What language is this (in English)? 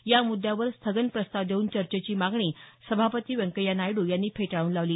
Marathi